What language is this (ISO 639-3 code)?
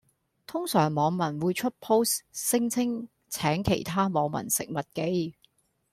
yue